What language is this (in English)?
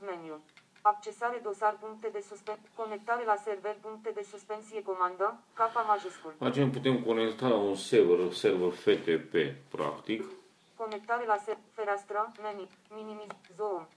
Romanian